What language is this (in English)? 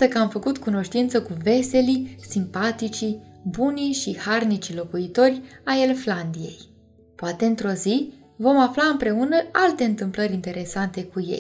Romanian